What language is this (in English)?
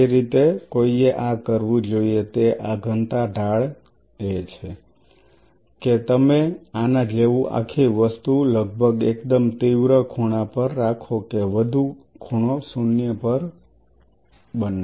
Gujarati